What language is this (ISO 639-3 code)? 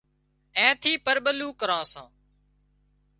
kxp